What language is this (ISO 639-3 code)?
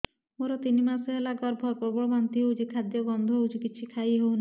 ori